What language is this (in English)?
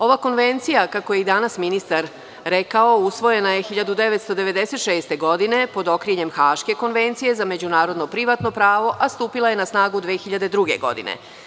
Serbian